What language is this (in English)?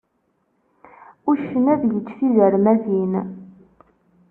Kabyle